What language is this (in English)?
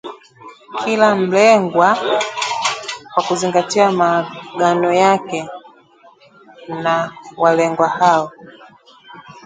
Swahili